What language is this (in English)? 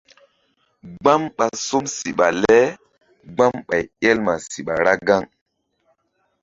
Mbum